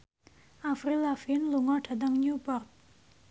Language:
Javanese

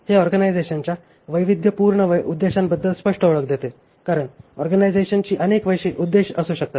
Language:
Marathi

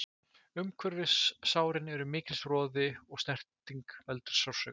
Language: Icelandic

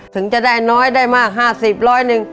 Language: Thai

